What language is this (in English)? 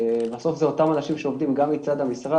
Hebrew